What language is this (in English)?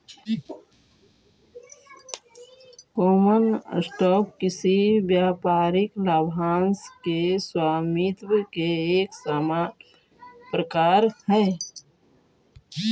Magahi